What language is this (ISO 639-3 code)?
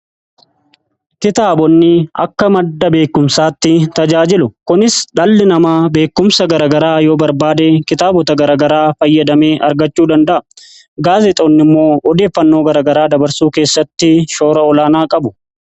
orm